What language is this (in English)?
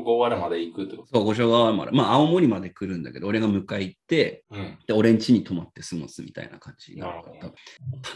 Japanese